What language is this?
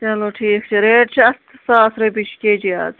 Kashmiri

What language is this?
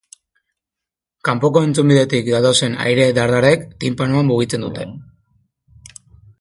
Basque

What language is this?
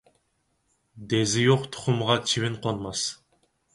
Uyghur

